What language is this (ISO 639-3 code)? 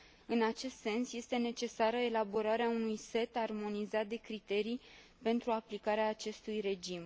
ron